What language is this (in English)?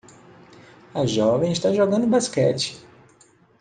Portuguese